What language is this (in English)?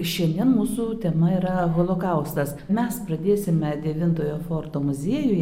Lithuanian